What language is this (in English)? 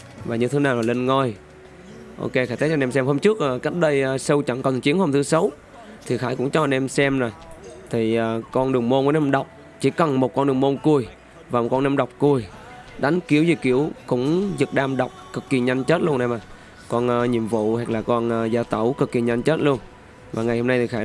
Vietnamese